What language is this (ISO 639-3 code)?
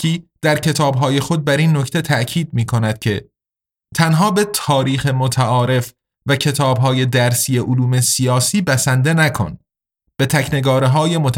fas